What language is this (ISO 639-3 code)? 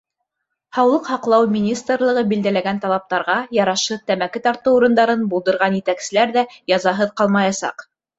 bak